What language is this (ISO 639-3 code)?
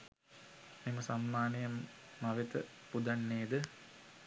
sin